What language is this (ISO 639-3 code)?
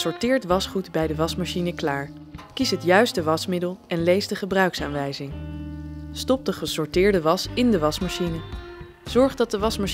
nld